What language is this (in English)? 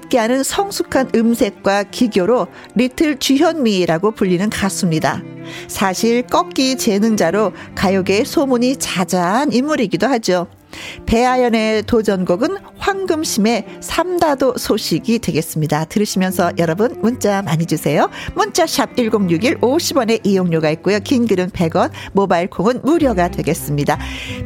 Korean